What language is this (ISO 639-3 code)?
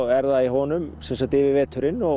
isl